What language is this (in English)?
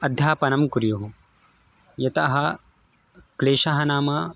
Sanskrit